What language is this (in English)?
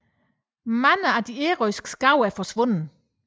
Danish